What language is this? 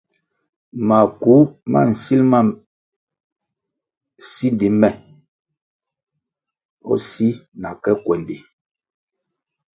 Kwasio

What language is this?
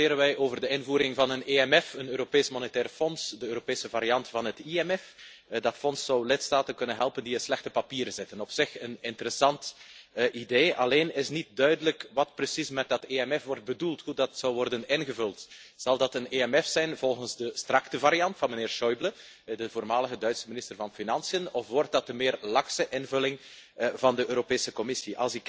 Dutch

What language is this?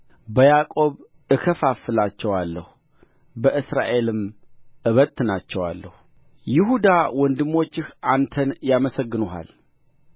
Amharic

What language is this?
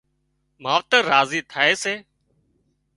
Wadiyara Koli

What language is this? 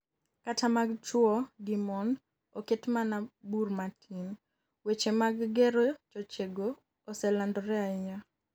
Luo (Kenya and Tanzania)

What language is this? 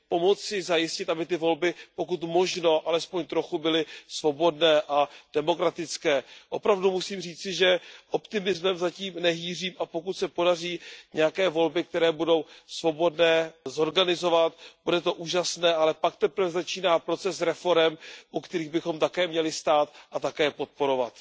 Czech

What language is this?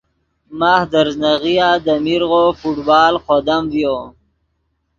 Yidgha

